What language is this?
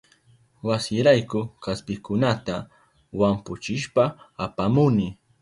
Southern Pastaza Quechua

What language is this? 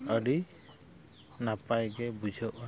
Santali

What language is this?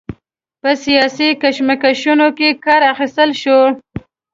Pashto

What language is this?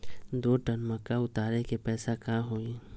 Magahi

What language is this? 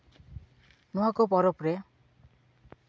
Santali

